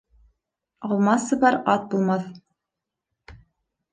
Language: Bashkir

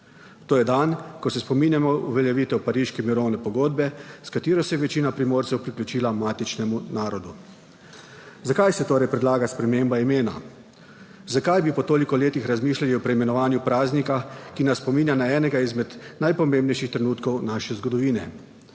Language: Slovenian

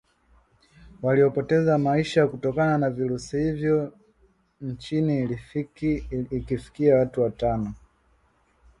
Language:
Swahili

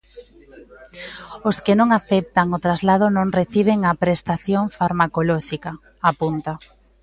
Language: Galician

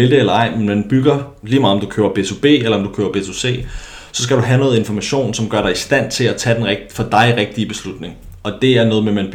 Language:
Danish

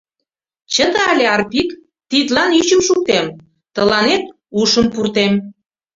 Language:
Mari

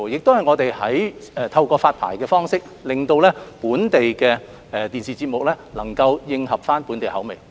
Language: Cantonese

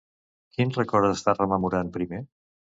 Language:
Catalan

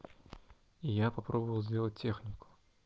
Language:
Russian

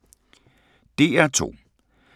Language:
Danish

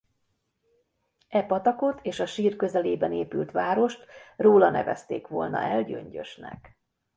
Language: Hungarian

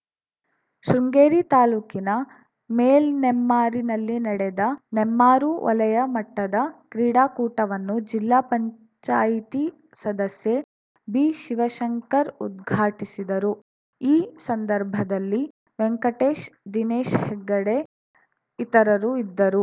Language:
Kannada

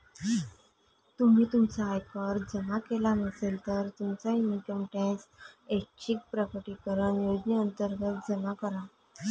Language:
Marathi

